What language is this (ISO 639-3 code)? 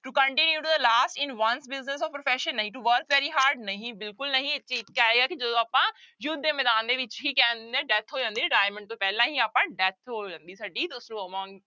pan